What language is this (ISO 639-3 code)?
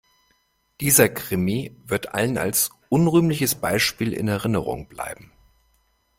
deu